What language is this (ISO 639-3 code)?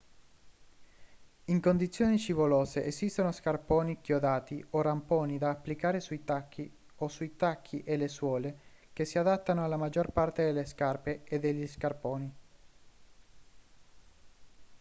ita